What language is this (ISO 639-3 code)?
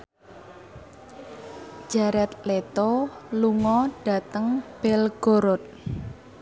jav